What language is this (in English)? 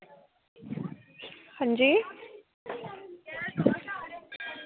Dogri